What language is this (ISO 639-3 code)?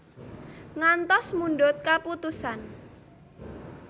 jav